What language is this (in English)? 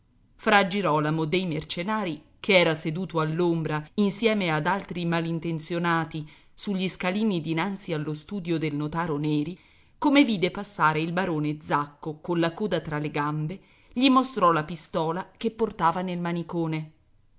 Italian